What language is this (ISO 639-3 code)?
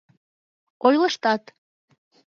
chm